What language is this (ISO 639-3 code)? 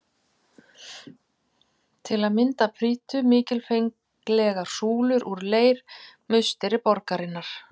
isl